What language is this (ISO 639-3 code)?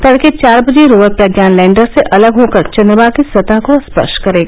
hin